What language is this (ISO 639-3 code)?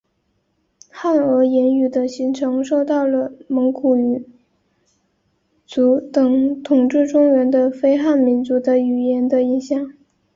zho